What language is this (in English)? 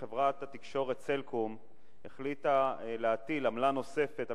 Hebrew